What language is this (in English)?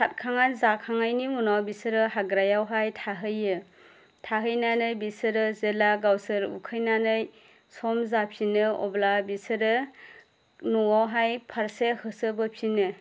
Bodo